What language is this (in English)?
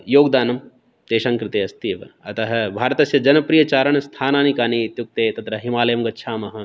Sanskrit